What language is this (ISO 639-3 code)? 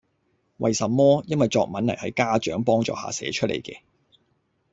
yue